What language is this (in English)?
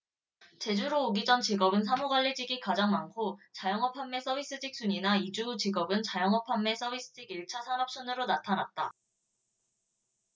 Korean